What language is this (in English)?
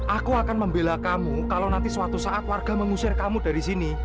Indonesian